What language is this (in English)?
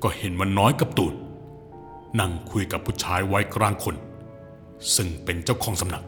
Thai